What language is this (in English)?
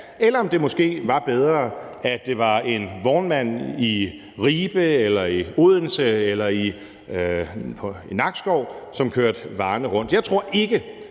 Danish